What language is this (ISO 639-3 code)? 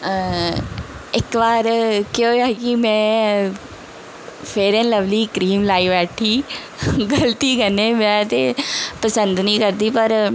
doi